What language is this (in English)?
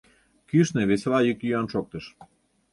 Mari